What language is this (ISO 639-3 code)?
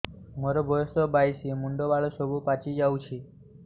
ori